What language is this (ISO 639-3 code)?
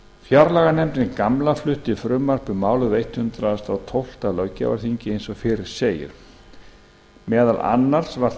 isl